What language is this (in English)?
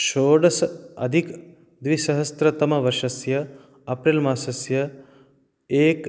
Sanskrit